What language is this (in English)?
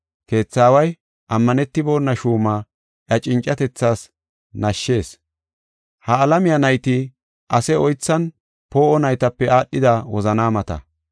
Gofa